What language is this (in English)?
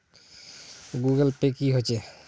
Magahi